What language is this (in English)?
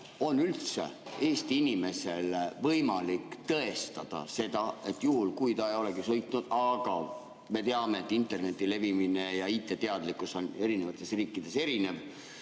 Estonian